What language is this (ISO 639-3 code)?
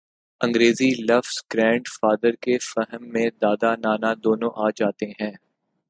urd